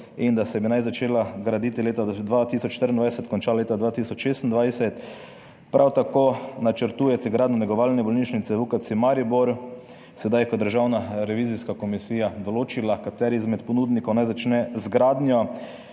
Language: Slovenian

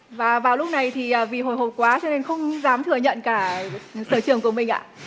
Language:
Vietnamese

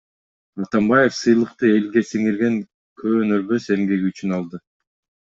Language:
Kyrgyz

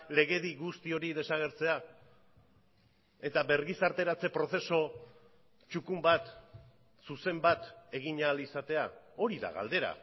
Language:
Basque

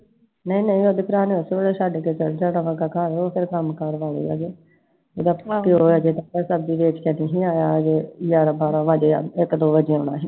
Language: Punjabi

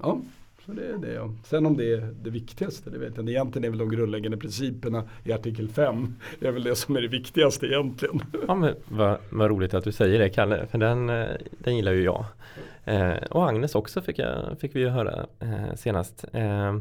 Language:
Swedish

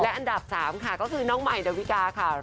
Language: Thai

